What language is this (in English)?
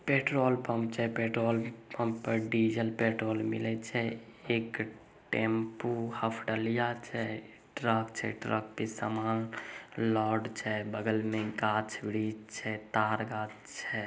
Magahi